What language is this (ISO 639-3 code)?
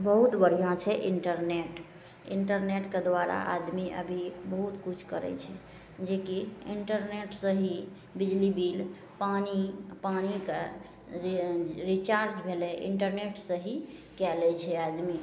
mai